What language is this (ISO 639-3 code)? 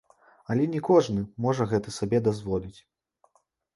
bel